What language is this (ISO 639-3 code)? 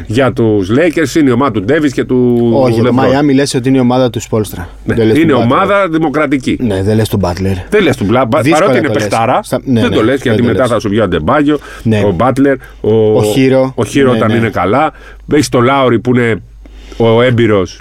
ell